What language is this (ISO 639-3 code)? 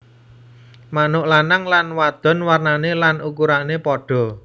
jav